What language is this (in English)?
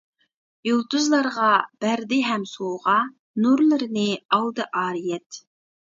Uyghur